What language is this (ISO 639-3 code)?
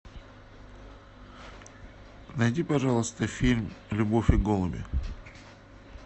rus